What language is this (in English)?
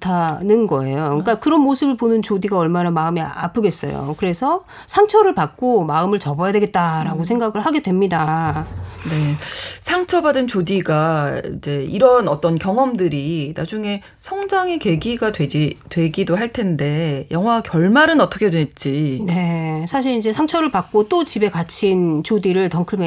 Korean